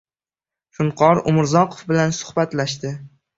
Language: Uzbek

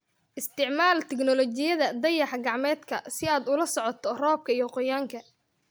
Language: Somali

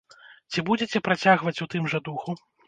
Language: Belarusian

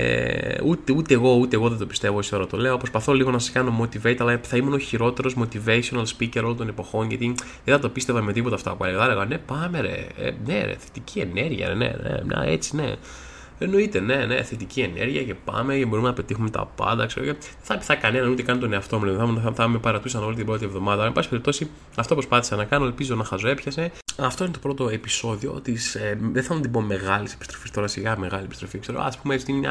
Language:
Greek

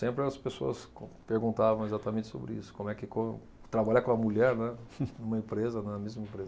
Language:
Portuguese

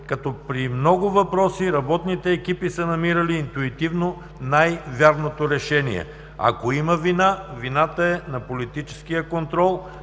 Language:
Bulgarian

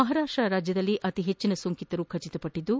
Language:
Kannada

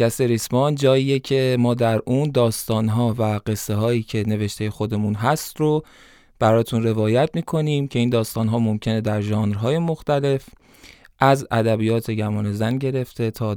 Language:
Persian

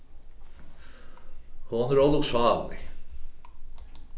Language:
Faroese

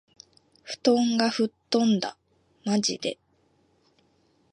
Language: Japanese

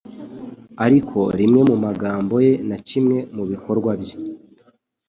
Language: Kinyarwanda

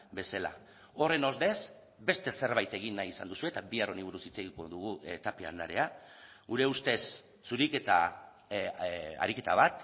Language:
Basque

